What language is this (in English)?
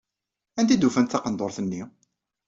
Kabyle